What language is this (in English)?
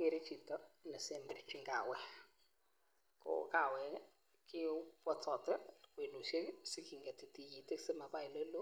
Kalenjin